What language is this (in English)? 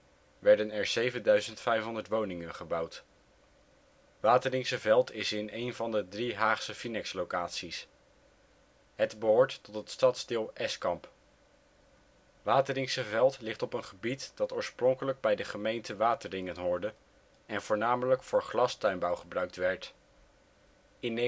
Dutch